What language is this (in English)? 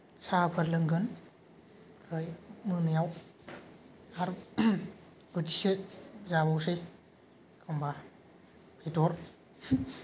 Bodo